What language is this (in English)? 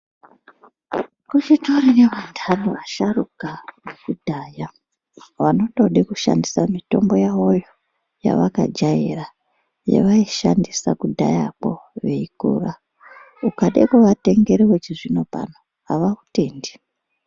Ndau